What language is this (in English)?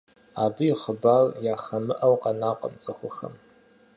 Kabardian